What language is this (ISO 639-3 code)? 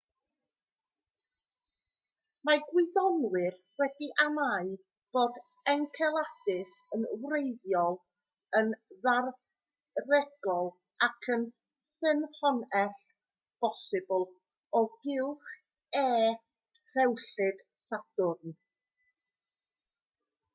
cym